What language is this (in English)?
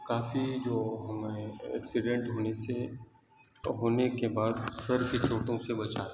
Urdu